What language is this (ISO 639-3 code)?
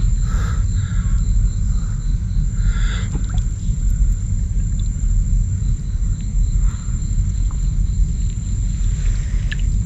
vie